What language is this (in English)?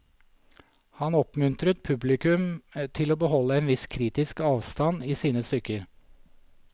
Norwegian